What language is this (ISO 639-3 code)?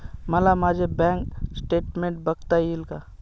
mar